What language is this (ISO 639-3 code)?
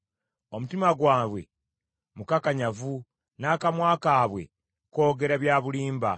lug